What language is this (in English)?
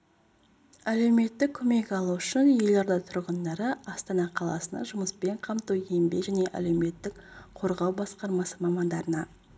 Kazakh